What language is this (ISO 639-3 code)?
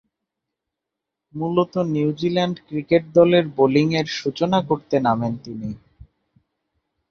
ben